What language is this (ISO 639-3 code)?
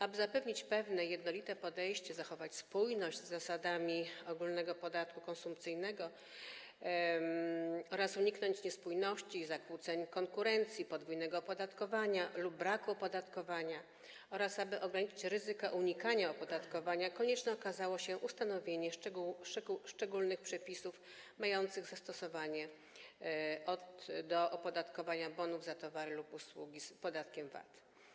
pol